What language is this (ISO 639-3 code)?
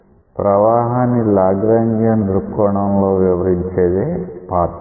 tel